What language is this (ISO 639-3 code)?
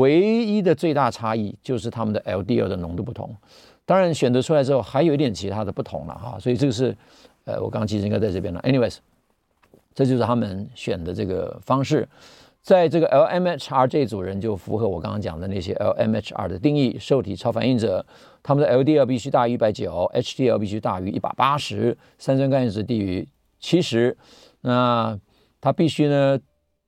zho